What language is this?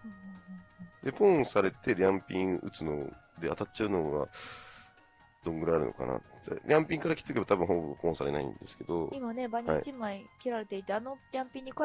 Japanese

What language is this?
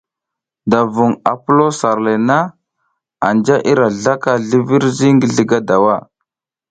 South Giziga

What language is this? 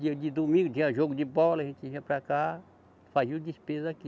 Portuguese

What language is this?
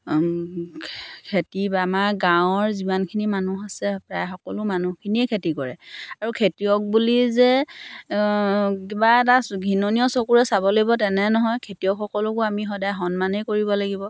Assamese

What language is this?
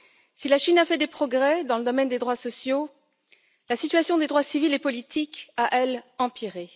French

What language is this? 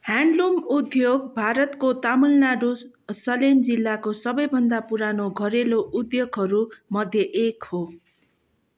Nepali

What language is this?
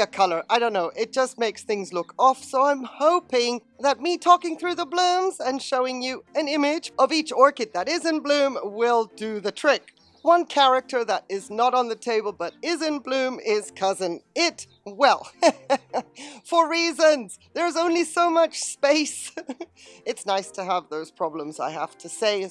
English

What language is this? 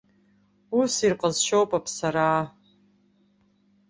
Abkhazian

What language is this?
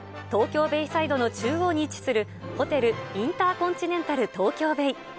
Japanese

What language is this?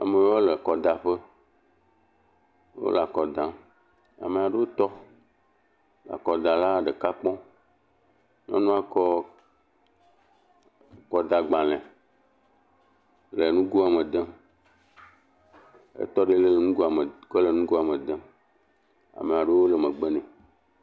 Ewe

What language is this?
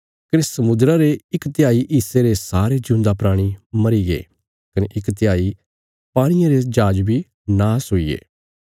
Bilaspuri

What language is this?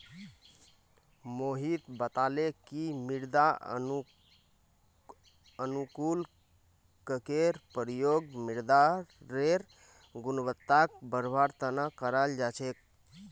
Magahi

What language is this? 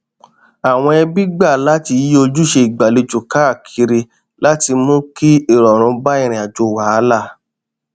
Yoruba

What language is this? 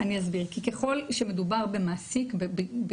Hebrew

